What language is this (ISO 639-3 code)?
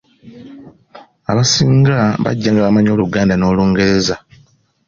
lug